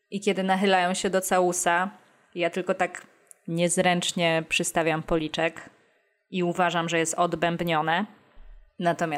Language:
Polish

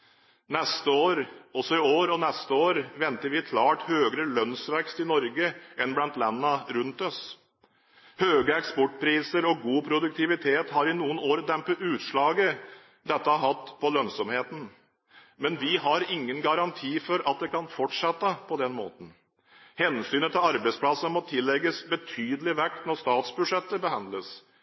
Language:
Norwegian Bokmål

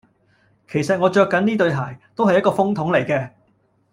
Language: Cantonese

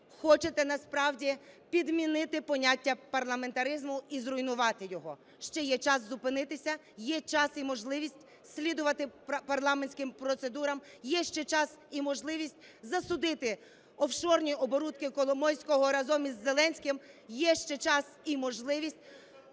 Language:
Ukrainian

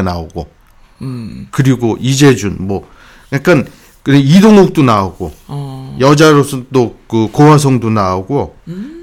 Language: Korean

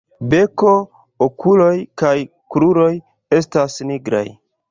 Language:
Esperanto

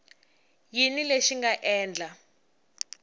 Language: Tsonga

